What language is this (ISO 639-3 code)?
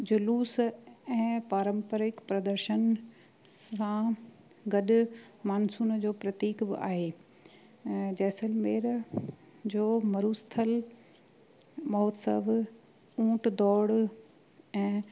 snd